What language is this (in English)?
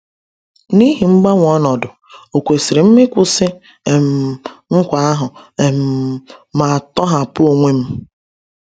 Igbo